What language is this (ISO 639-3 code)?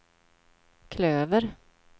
swe